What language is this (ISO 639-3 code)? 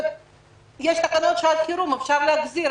heb